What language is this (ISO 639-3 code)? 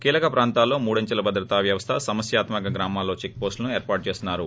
tel